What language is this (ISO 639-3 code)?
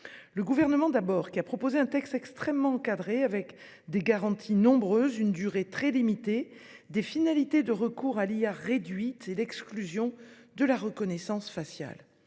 fra